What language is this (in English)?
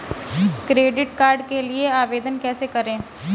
Hindi